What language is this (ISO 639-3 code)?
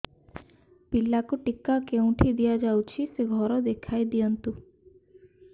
ori